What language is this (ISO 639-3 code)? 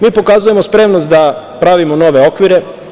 srp